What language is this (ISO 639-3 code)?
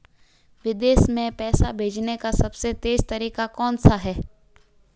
hin